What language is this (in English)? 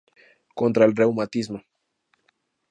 Spanish